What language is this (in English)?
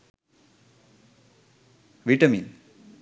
Sinhala